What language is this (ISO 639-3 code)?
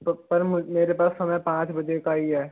hin